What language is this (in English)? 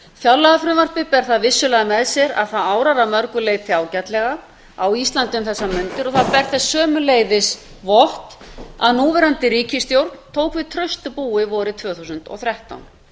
Icelandic